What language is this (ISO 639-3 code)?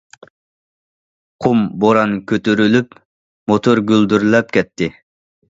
uig